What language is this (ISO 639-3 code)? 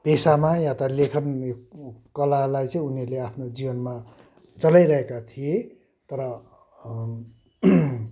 nep